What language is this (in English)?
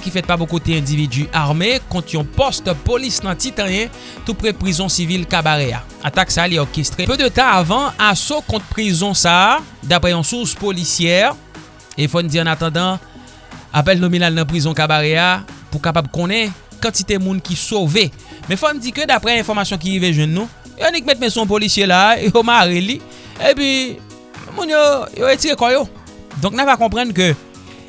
French